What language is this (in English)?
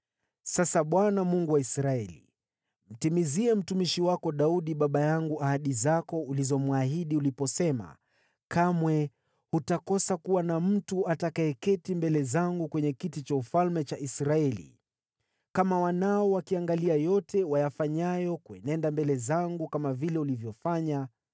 Swahili